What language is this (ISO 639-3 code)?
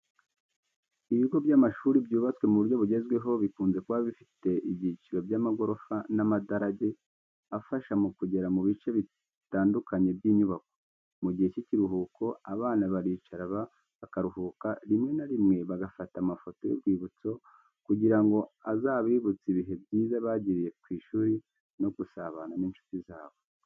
kin